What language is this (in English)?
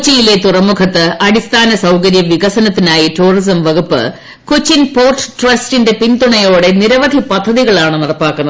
Malayalam